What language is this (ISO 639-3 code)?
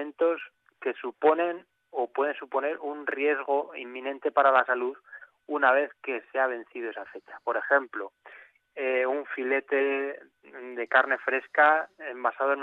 spa